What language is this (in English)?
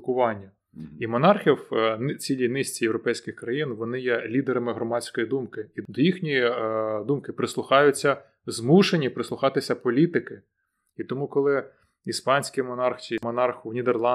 Ukrainian